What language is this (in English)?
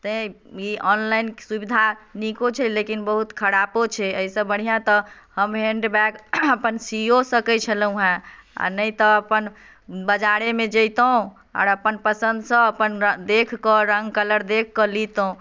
Maithili